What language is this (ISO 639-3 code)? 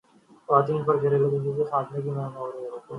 urd